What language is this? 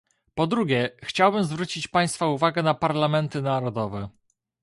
Polish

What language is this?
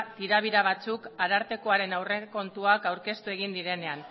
Basque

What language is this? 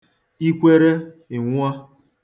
Igbo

